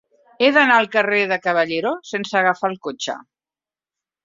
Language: Catalan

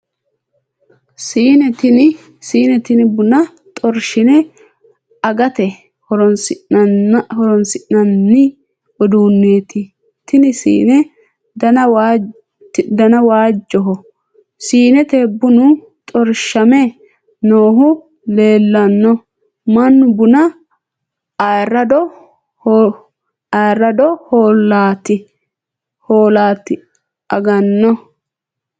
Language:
Sidamo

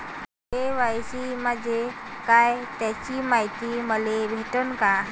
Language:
Marathi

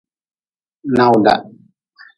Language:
Nawdm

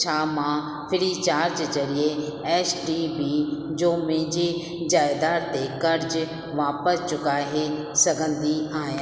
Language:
Sindhi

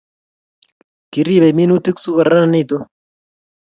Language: Kalenjin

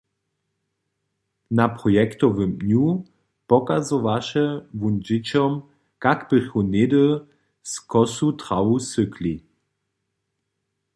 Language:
Upper Sorbian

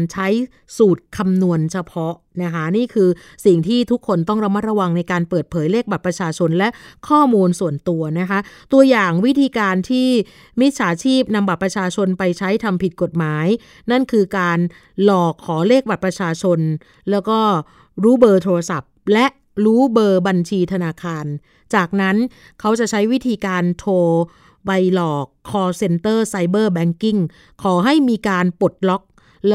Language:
Thai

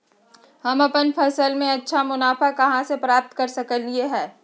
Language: Magahi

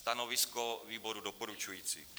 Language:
Czech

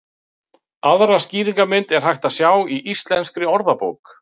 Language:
Icelandic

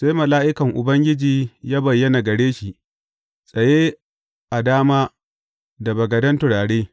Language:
Hausa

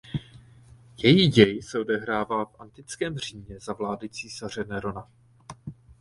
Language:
Czech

